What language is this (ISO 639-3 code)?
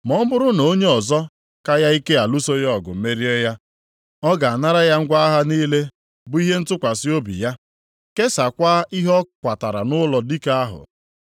ibo